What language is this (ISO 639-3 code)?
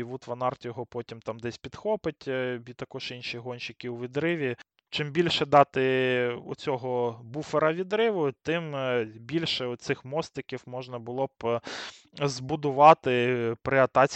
ukr